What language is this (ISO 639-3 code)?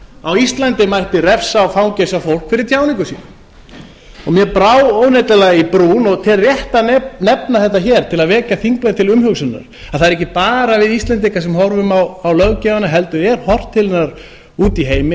isl